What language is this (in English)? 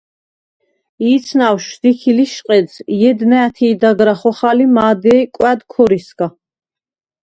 Svan